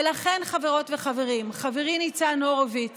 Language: Hebrew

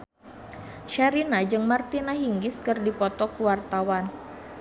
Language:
Sundanese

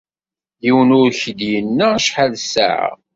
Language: Kabyle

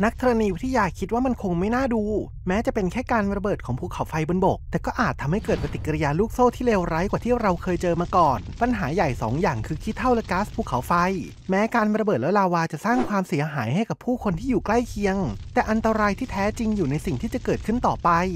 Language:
Thai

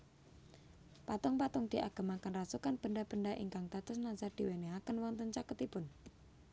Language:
Javanese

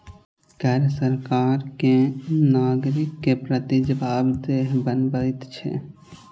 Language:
Maithili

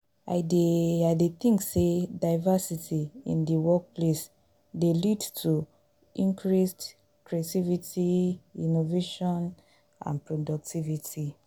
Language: Nigerian Pidgin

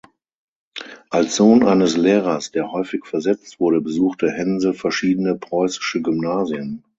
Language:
German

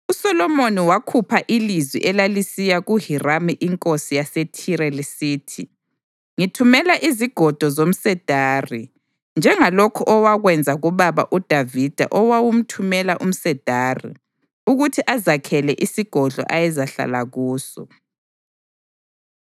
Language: North Ndebele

